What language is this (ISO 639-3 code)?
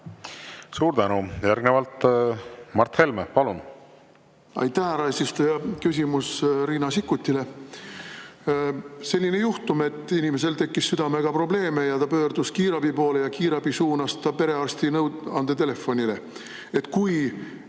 est